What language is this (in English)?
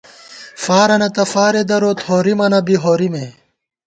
Gawar-Bati